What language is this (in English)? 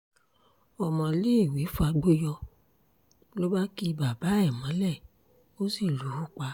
Yoruba